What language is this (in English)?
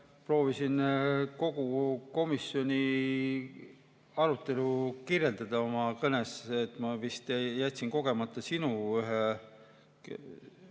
Estonian